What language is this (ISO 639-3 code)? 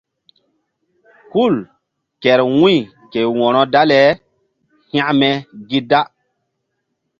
mdd